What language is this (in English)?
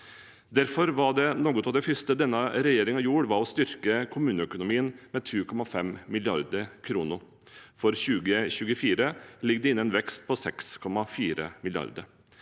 Norwegian